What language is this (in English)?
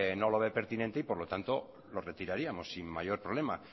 Spanish